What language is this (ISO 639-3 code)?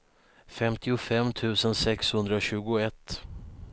swe